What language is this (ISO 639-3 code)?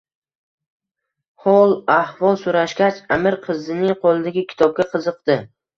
uzb